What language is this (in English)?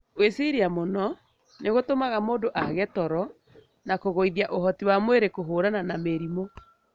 Kikuyu